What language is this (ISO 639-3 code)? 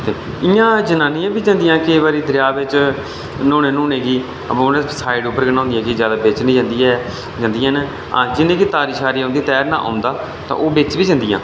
doi